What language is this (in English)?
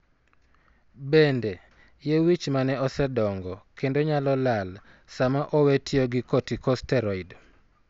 Luo (Kenya and Tanzania)